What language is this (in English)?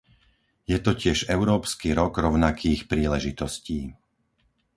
Slovak